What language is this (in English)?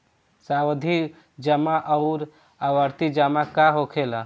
Bhojpuri